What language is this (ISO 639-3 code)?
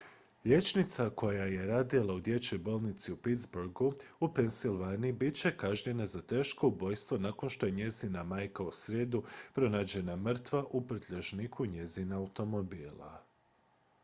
hrv